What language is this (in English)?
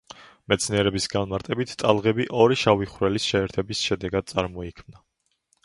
Georgian